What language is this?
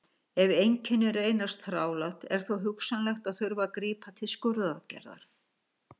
Icelandic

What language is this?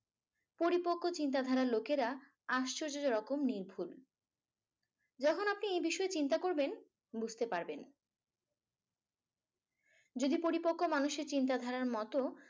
Bangla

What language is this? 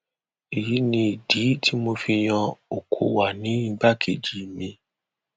Yoruba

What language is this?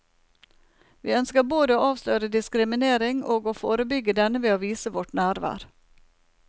Norwegian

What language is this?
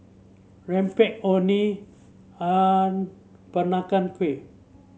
English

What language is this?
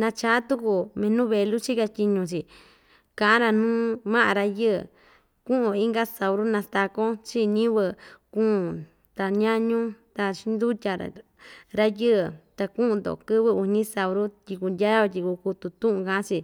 Ixtayutla Mixtec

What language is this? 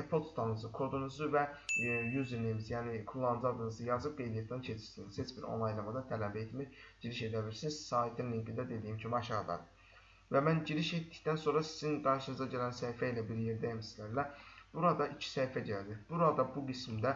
Turkish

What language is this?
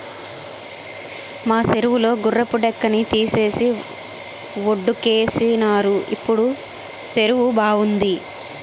Telugu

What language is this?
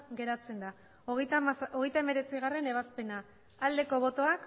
Basque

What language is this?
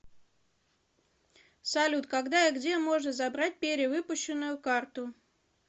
Russian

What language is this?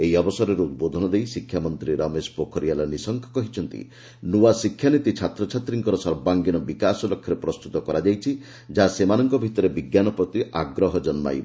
Odia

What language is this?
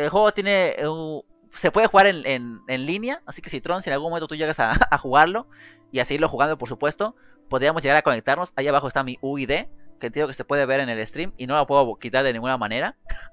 Spanish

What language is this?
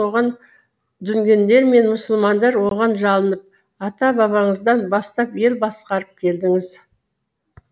Kazakh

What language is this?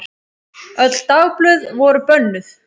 Icelandic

